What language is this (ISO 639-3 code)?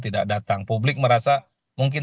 ind